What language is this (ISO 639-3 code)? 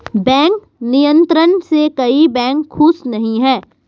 hin